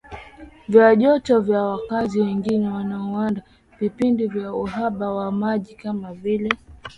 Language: Swahili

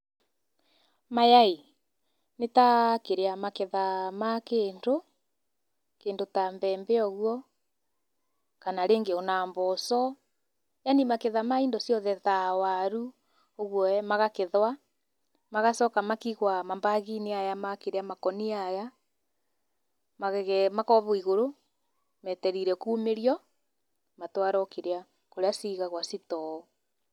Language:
Kikuyu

